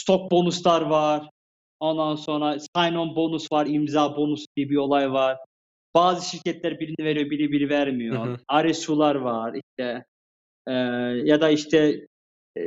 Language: Turkish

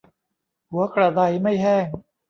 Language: Thai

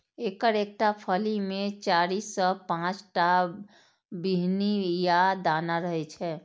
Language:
Maithili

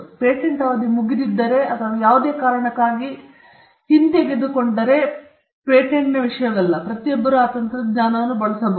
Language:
Kannada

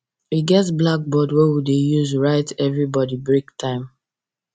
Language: Nigerian Pidgin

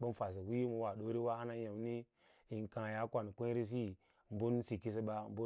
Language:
Lala-Roba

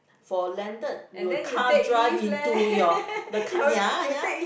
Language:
English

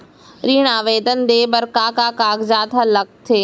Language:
Chhattisgarhi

